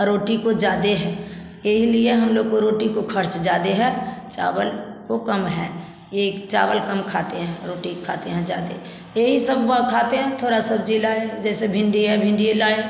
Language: Hindi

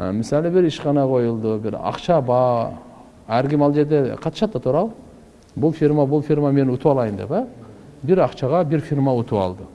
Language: Turkish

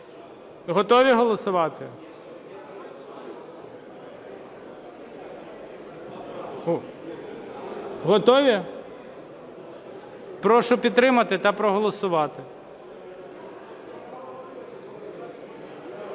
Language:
Ukrainian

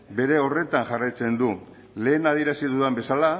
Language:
Basque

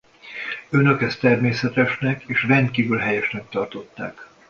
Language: Hungarian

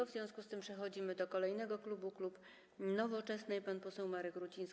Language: Polish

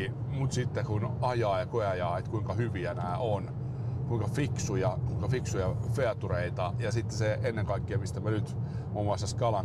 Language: Finnish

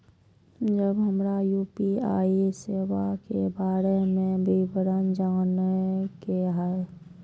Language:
Maithili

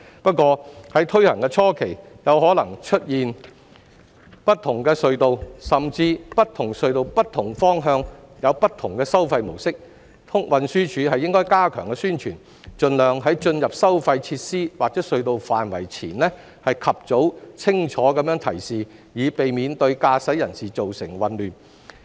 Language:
Cantonese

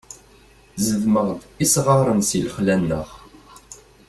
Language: Kabyle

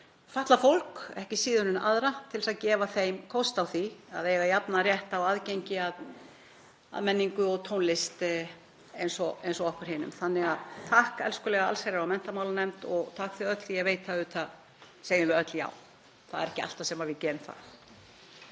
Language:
Icelandic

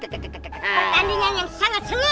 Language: Indonesian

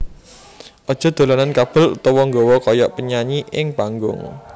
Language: Javanese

